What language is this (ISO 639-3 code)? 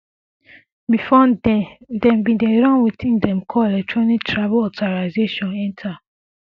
pcm